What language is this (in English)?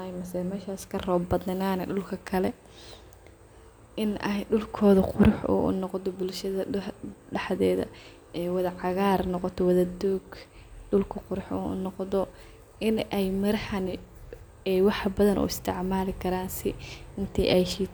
Somali